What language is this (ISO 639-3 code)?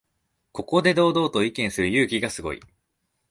jpn